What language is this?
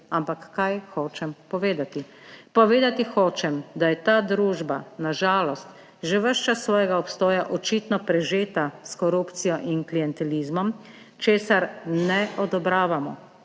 Slovenian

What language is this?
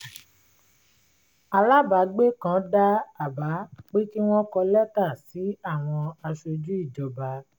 Yoruba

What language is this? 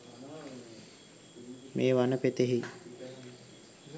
Sinhala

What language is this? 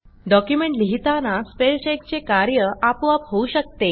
Marathi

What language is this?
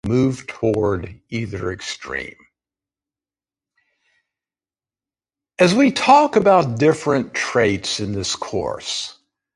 Portuguese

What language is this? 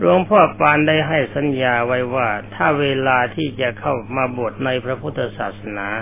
Thai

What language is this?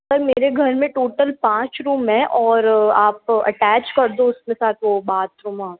Hindi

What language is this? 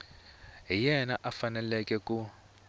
Tsonga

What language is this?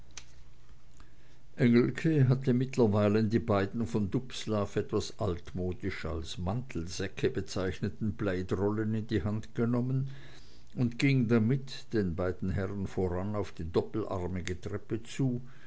German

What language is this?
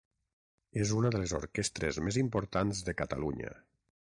Catalan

